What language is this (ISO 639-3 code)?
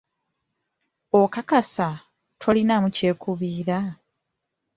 lug